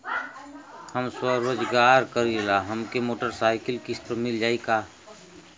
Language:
Bhojpuri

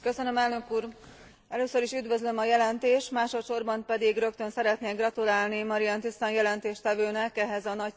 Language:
Hungarian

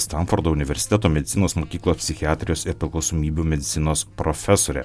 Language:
Lithuanian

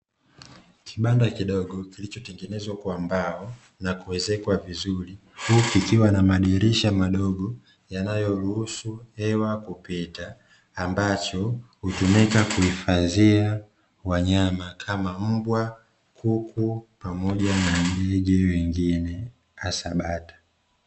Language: Swahili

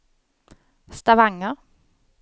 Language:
Swedish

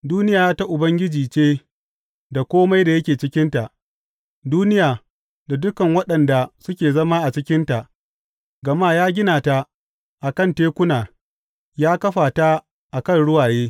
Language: Hausa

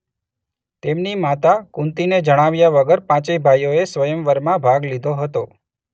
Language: Gujarati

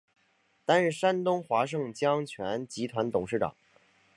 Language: Chinese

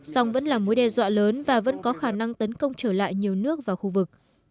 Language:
Vietnamese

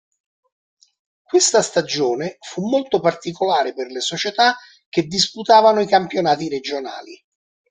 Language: Italian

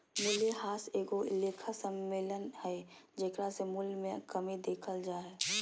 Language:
Magahi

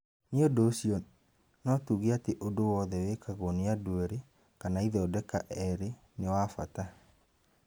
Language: Kikuyu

